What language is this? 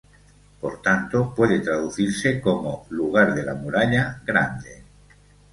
Spanish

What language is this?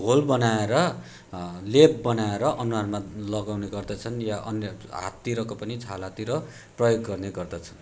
Nepali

